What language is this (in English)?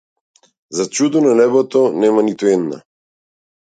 Macedonian